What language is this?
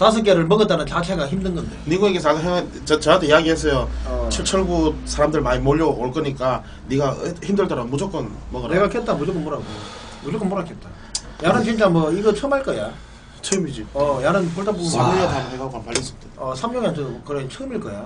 Korean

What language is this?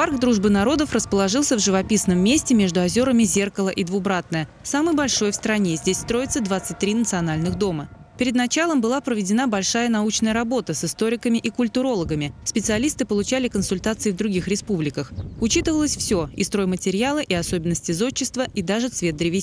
Russian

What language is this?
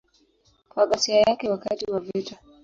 Swahili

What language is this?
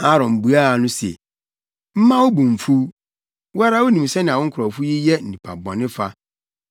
Akan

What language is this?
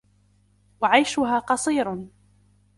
Arabic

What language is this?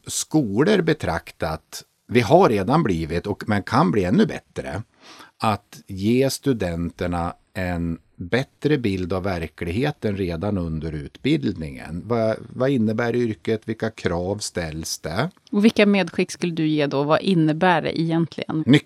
Swedish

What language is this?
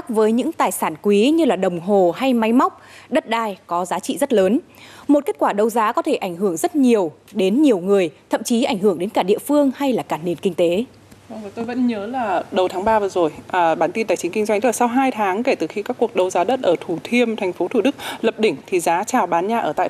Vietnamese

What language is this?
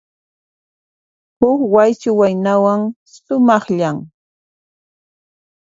Puno Quechua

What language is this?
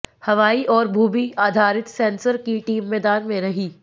Hindi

